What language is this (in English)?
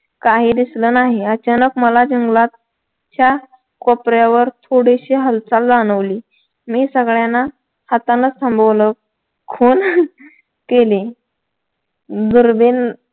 Marathi